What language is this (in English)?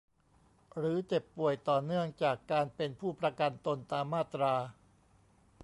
Thai